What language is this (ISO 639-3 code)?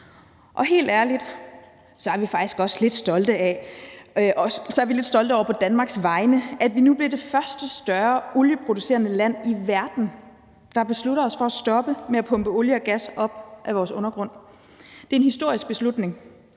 dan